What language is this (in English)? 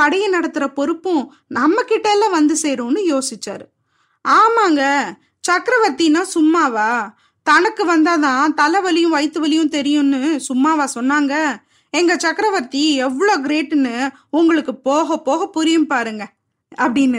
Tamil